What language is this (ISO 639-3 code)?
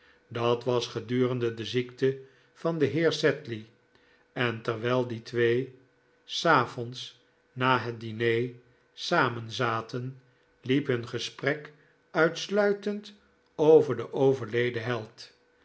nld